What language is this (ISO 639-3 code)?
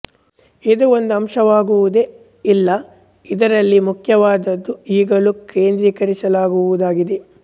kan